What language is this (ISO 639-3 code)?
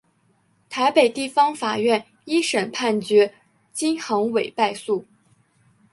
zho